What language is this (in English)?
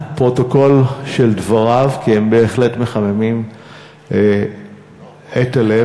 Hebrew